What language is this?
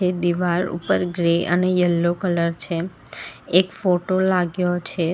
Gujarati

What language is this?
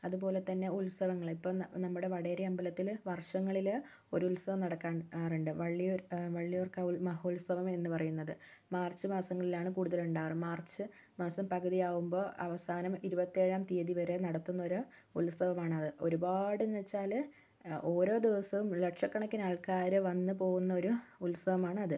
Malayalam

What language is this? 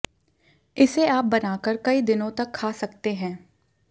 Hindi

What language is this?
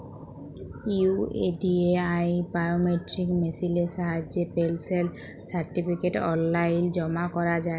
Bangla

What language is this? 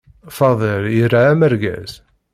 Kabyle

